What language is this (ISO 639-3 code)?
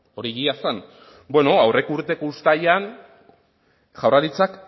eus